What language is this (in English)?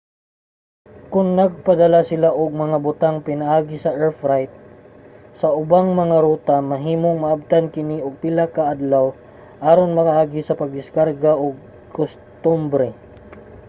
Cebuano